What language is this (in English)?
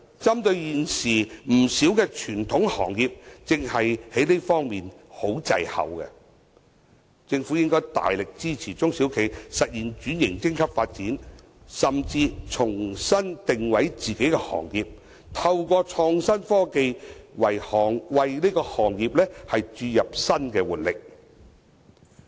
Cantonese